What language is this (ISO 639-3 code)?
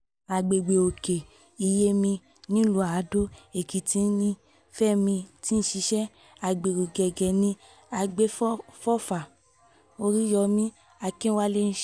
yor